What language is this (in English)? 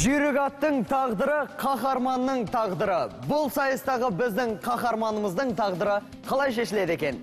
Turkish